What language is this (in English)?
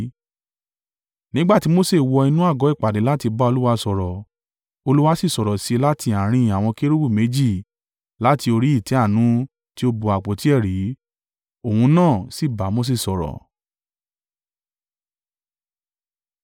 Yoruba